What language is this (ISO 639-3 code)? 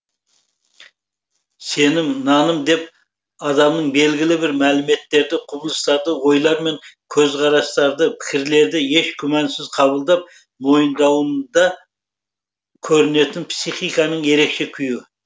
kaz